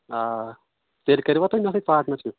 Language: Kashmiri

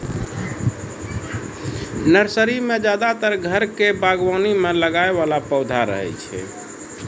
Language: Maithili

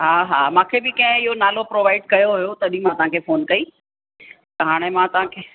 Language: Sindhi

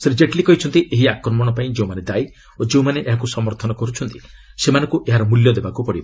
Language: Odia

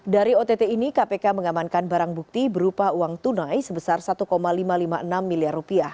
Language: Indonesian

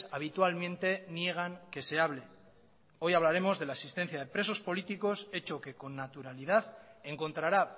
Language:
Spanish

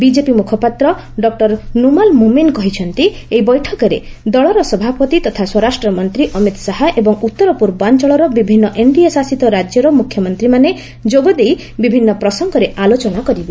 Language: Odia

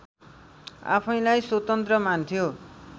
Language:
Nepali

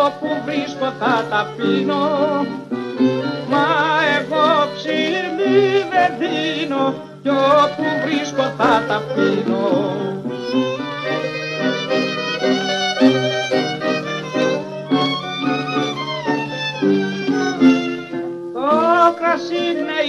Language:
Greek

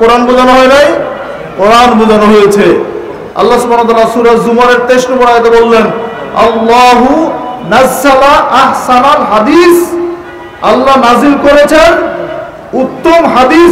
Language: Turkish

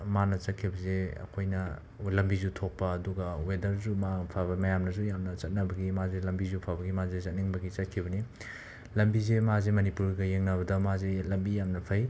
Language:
Manipuri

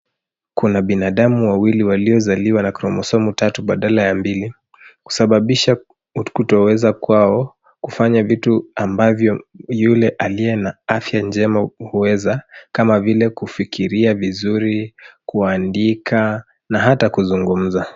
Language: Swahili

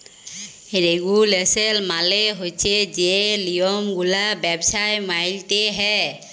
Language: Bangla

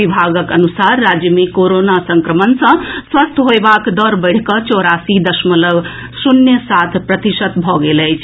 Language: Maithili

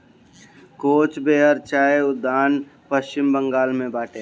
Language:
Bhojpuri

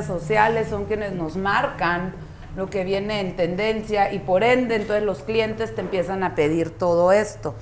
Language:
Spanish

